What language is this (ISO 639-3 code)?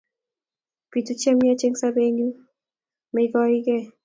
kln